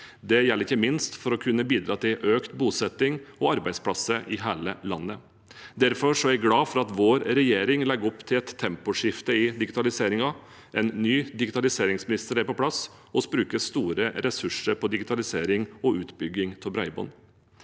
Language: Norwegian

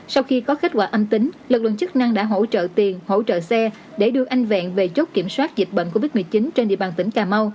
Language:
Vietnamese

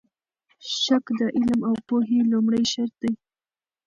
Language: Pashto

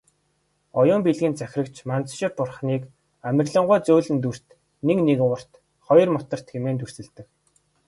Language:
Mongolian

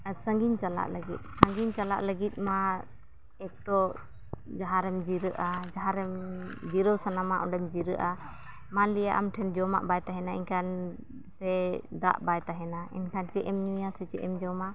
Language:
Santali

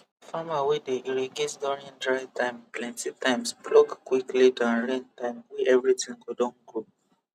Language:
Nigerian Pidgin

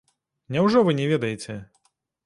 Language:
Belarusian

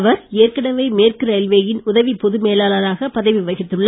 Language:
Tamil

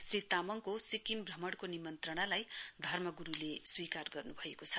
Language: Nepali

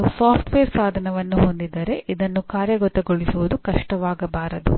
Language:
Kannada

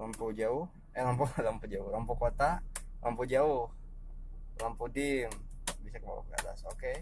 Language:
Indonesian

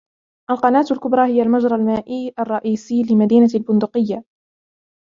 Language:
Arabic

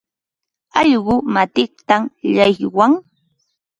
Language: Ambo-Pasco Quechua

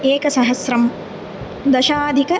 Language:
Sanskrit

